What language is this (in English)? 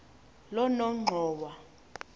Xhosa